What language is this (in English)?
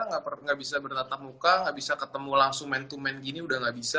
Indonesian